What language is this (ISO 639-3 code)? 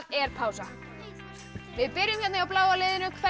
isl